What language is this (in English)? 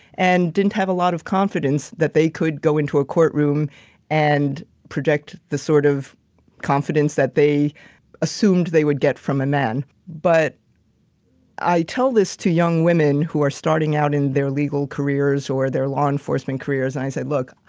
English